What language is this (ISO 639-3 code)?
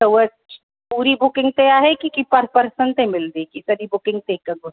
snd